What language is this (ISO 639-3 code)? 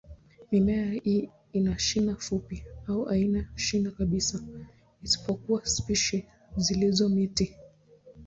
swa